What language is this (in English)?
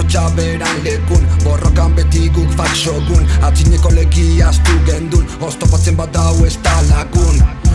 Basque